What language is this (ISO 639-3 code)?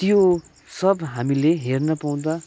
nep